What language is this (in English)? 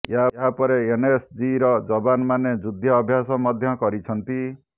Odia